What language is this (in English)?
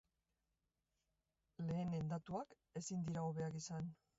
Basque